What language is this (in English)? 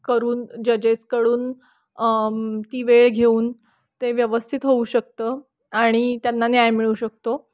Marathi